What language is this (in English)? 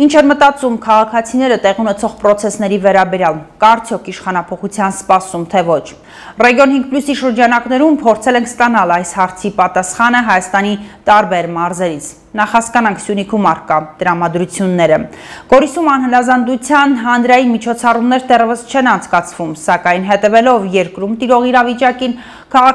Turkish